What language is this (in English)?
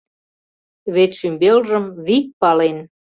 Mari